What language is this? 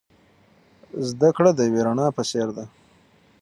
Pashto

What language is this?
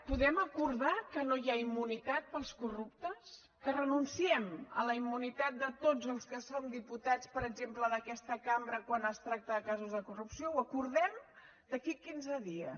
Catalan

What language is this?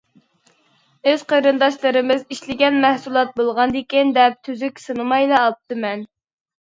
Uyghur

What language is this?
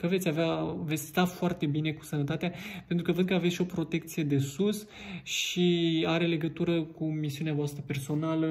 Romanian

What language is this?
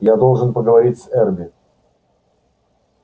Russian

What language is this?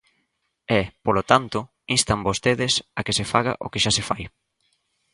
Galician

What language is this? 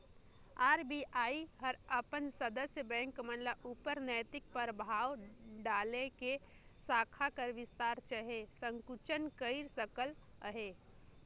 Chhattisgarhi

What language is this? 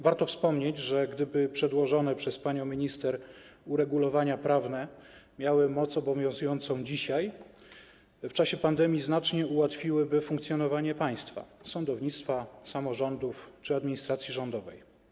Polish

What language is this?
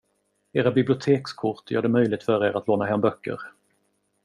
Swedish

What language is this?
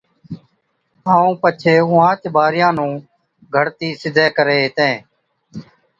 Od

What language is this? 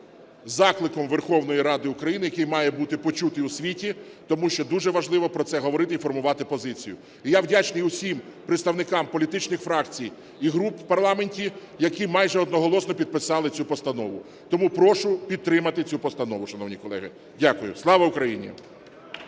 Ukrainian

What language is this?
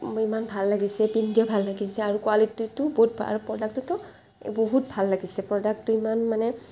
Assamese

